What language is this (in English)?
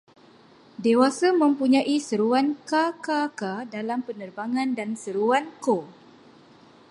Malay